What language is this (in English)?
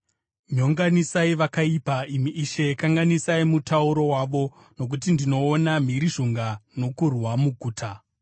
Shona